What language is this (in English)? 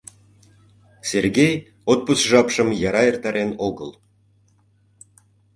Mari